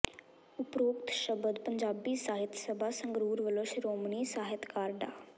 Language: Punjabi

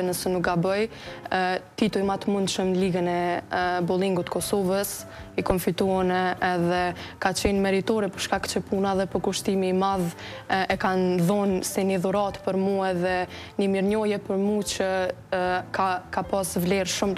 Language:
Romanian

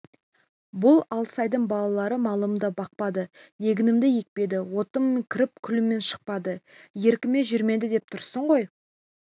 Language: Kazakh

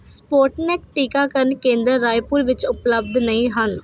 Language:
Punjabi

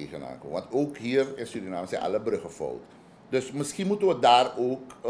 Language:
Dutch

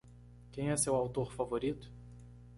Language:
Portuguese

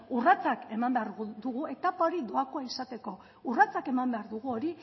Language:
Basque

